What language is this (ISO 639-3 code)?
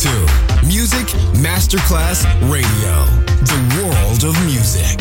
ita